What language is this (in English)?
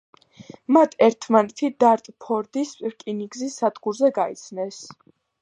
Georgian